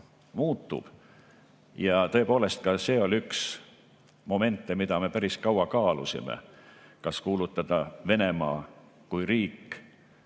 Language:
Estonian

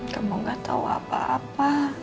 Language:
Indonesian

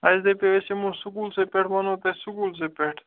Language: Kashmiri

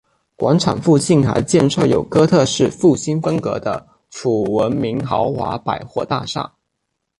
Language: Chinese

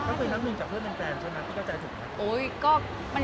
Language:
Thai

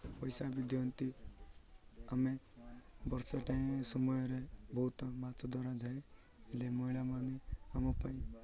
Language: Odia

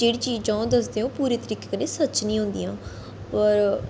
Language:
Dogri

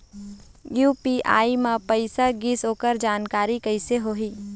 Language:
Chhattisgarhi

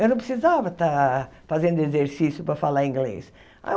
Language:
Portuguese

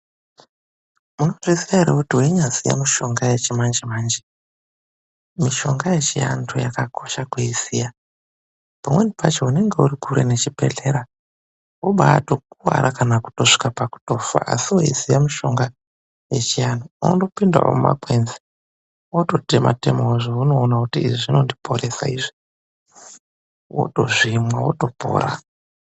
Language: Ndau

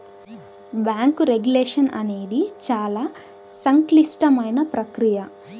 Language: Telugu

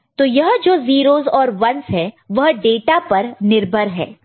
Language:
Hindi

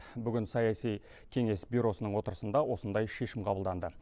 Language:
Kazakh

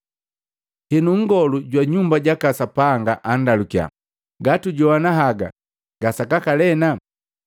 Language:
Matengo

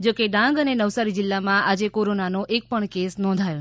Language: Gujarati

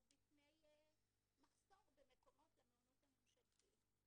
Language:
Hebrew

